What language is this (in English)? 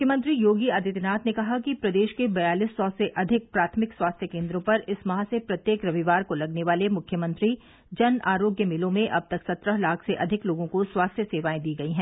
Hindi